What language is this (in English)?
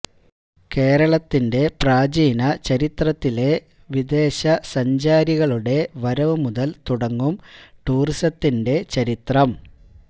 Malayalam